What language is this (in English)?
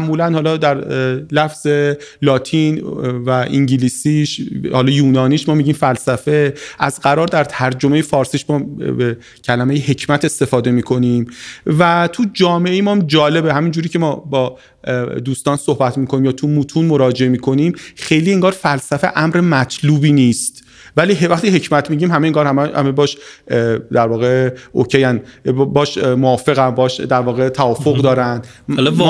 Persian